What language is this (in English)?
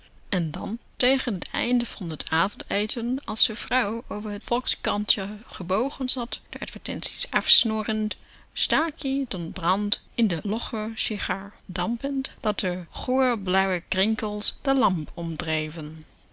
Dutch